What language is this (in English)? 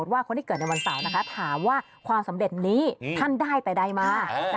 Thai